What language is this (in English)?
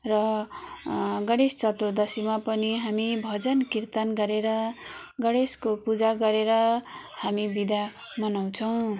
Nepali